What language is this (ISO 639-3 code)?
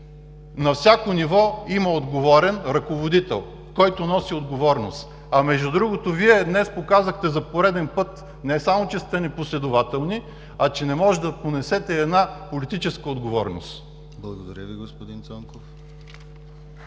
bul